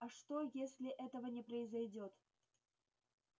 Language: Russian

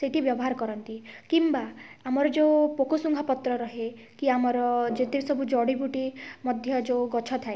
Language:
Odia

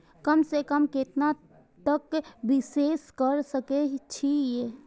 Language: Maithili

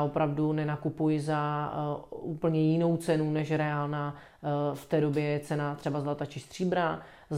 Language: Czech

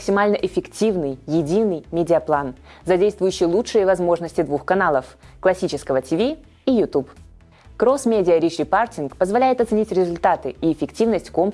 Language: Russian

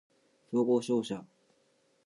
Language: Japanese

